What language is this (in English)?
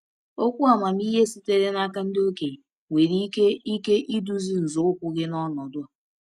Igbo